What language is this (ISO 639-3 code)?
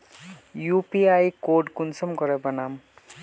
mag